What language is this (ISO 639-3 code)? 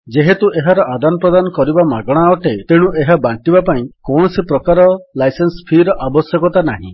ori